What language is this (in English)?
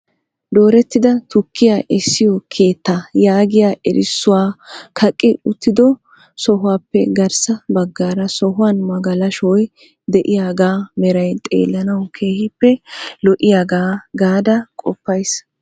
Wolaytta